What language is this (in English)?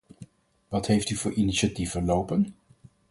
Dutch